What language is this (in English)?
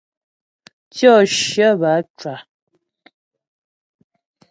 Ghomala